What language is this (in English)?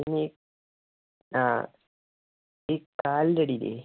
Malayalam